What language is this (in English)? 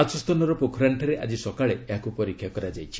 Odia